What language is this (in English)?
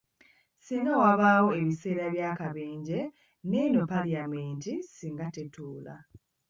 Ganda